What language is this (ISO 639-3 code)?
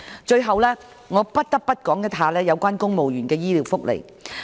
yue